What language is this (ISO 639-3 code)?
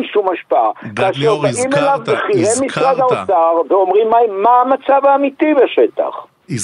heb